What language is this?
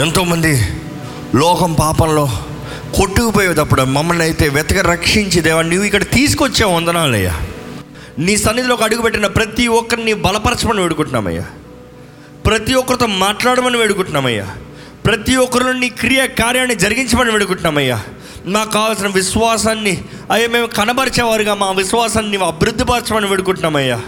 Telugu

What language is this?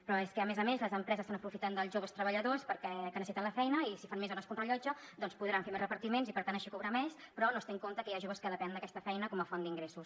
Catalan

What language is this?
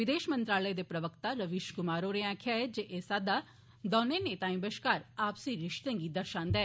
Dogri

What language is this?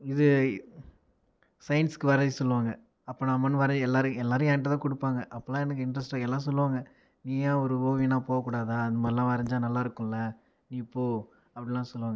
Tamil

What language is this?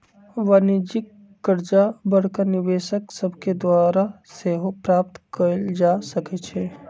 Magahi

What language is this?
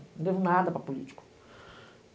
Portuguese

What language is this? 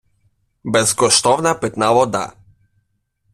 Ukrainian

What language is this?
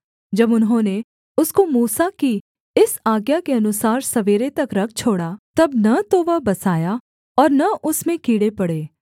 Hindi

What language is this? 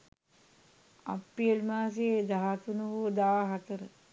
Sinhala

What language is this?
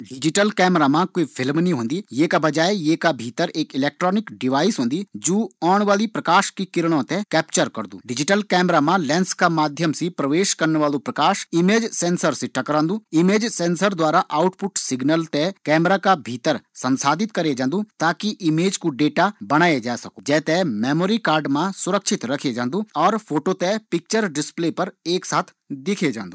Garhwali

